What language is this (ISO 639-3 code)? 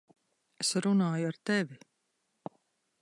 lav